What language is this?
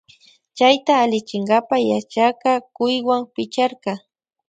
Loja Highland Quichua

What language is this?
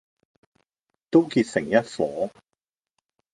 Cantonese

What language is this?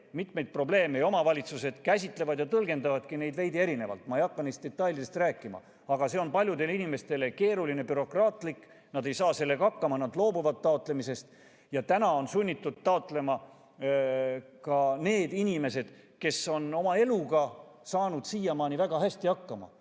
Estonian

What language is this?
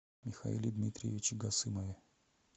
Russian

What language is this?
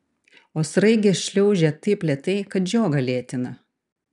Lithuanian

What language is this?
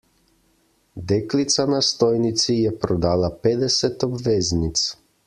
Slovenian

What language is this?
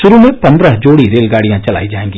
Hindi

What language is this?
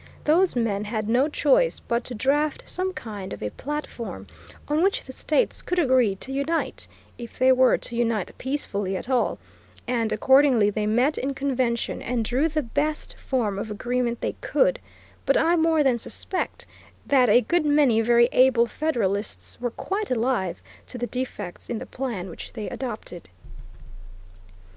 English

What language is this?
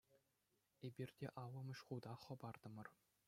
Chuvash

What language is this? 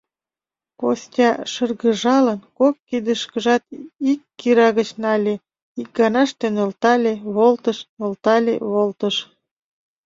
Mari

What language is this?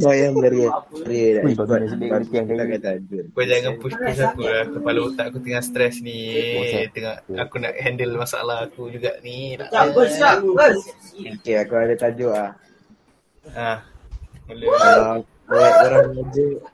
Malay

